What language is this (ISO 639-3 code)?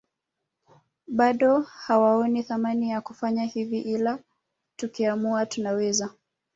swa